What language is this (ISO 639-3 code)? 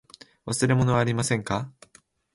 jpn